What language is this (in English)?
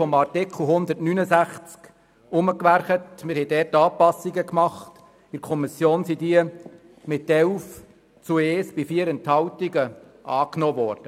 Swiss German